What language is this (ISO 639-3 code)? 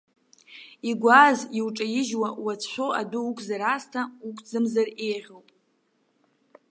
abk